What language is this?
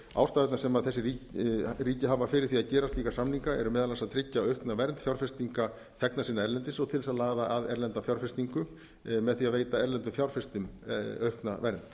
Icelandic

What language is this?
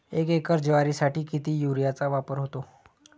Marathi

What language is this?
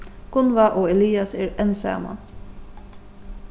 Faroese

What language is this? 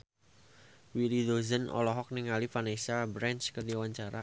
Sundanese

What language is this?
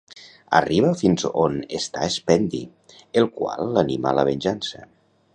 Catalan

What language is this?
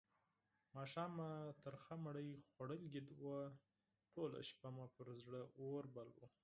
Pashto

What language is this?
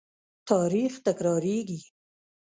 Pashto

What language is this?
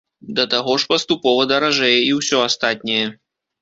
Belarusian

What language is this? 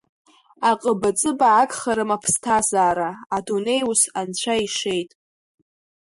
Abkhazian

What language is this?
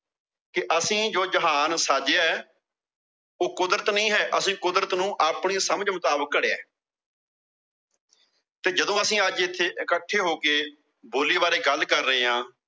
Punjabi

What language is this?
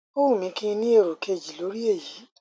Yoruba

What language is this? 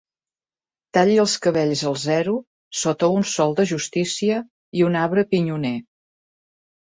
Catalan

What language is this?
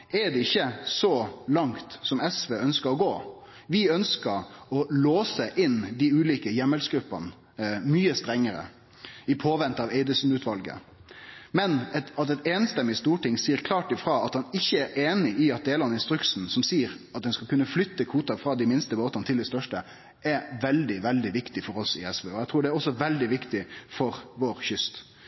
Norwegian Nynorsk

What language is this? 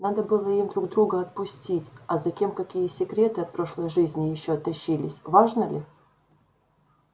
Russian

